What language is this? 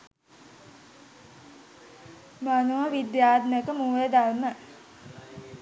Sinhala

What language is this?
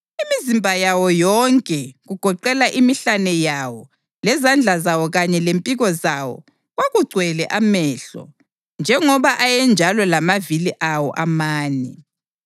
North Ndebele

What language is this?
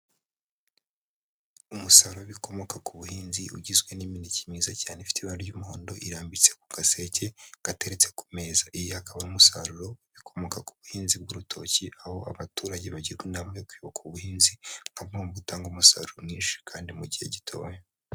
Kinyarwanda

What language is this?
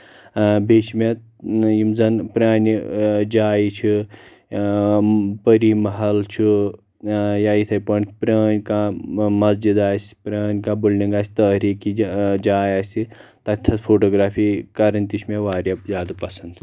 Kashmiri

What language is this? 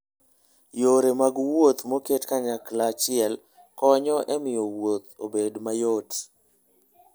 Luo (Kenya and Tanzania)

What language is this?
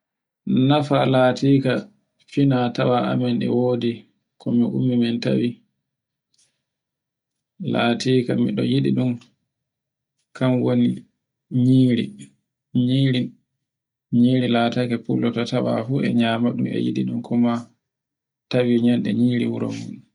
Borgu Fulfulde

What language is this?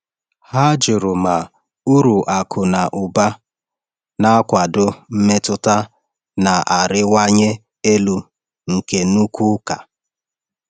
Igbo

